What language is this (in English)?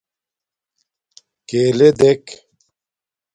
Domaaki